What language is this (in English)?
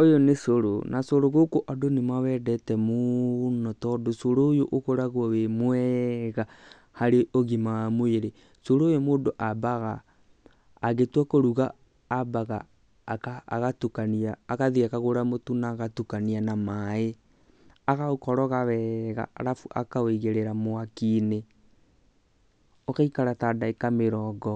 Kikuyu